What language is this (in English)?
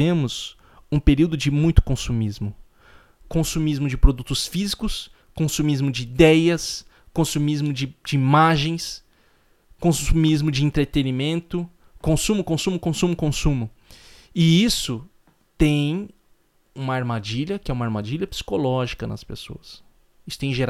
Portuguese